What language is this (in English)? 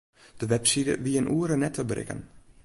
Western Frisian